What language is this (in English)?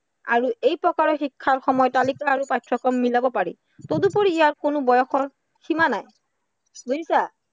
Assamese